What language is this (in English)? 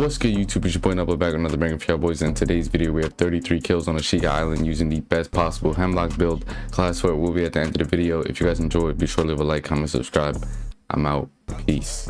English